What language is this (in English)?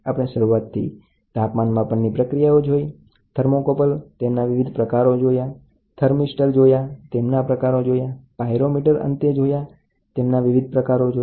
Gujarati